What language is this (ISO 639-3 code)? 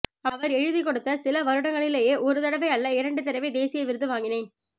tam